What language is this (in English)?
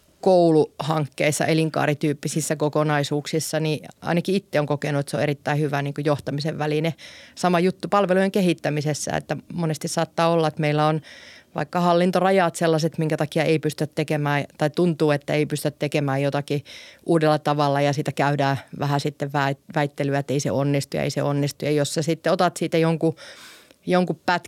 Finnish